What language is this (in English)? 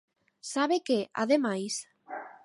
Galician